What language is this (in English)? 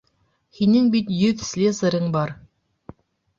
Bashkir